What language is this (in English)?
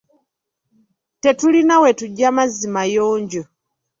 Ganda